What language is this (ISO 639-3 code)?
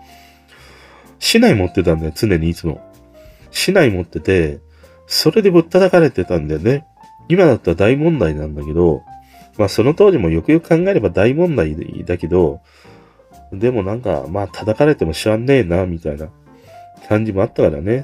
jpn